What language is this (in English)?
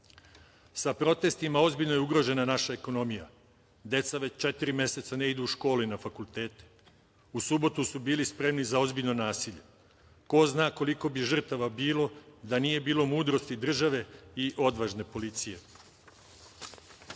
Serbian